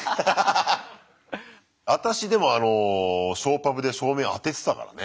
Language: Japanese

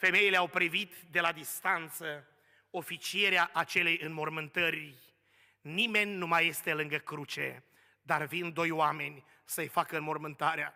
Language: Romanian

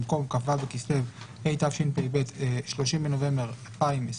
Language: Hebrew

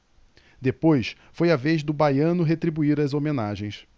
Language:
Portuguese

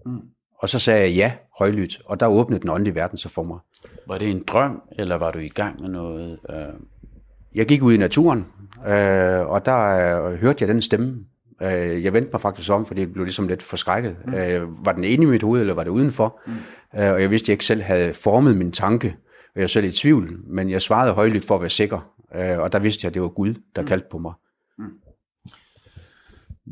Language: Danish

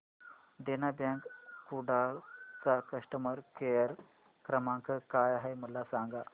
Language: Marathi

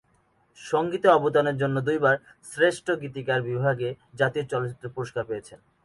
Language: Bangla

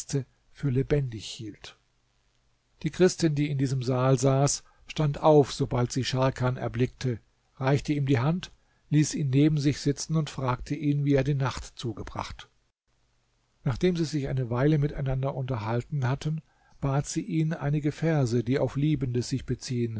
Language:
German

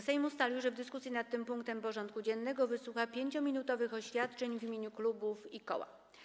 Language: Polish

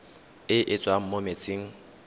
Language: Tswana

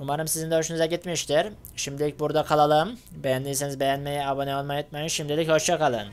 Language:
Turkish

